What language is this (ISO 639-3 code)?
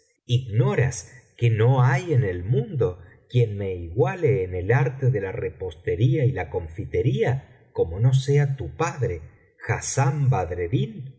spa